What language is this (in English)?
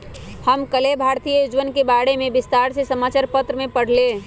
Magahi